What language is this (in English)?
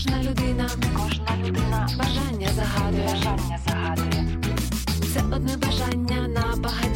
Ukrainian